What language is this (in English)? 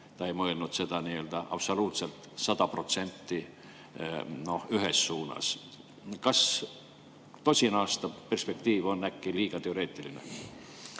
Estonian